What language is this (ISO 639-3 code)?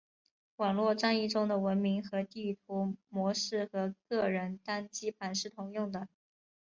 zho